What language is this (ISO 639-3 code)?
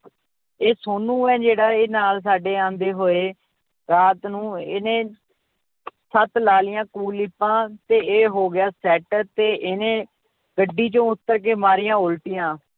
pan